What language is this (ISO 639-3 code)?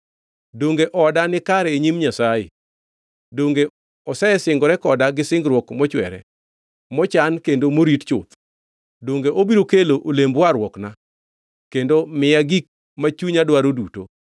luo